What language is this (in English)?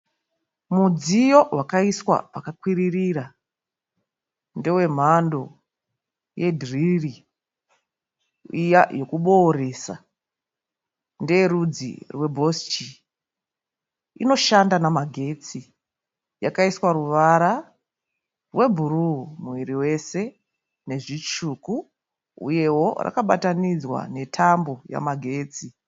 Shona